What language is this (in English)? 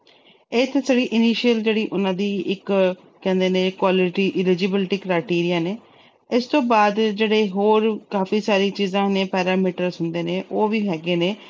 Punjabi